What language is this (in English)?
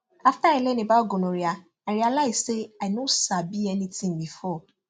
Nigerian Pidgin